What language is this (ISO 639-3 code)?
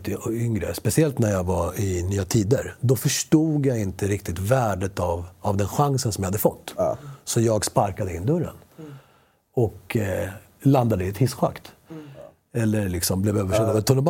swe